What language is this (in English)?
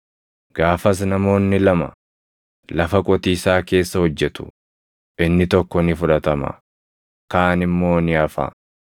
Oromo